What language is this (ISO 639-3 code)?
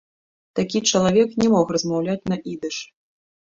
bel